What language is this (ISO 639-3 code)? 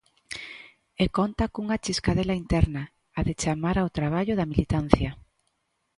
glg